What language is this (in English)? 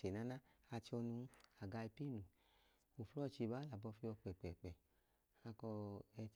Idoma